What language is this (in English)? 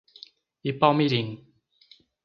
Portuguese